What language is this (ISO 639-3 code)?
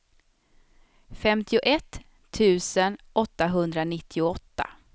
swe